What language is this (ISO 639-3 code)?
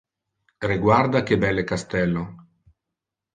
ina